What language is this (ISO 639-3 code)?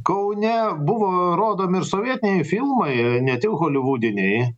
lit